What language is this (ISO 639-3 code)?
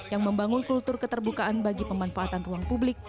ind